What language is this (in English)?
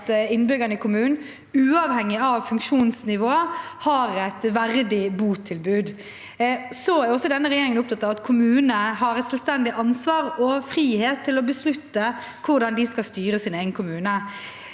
Norwegian